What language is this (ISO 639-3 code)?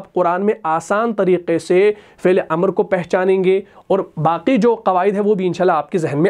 hin